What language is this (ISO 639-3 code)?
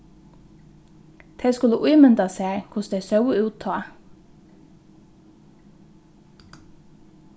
fao